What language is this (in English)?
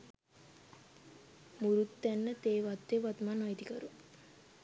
Sinhala